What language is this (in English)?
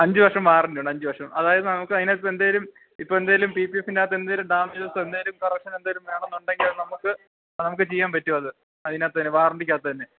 Malayalam